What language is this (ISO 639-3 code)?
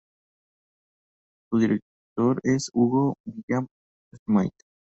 spa